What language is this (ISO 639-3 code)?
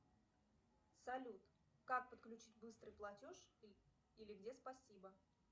rus